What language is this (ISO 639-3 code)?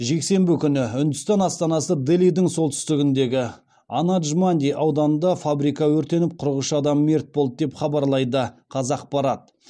kaz